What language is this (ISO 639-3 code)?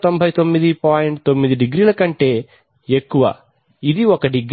tel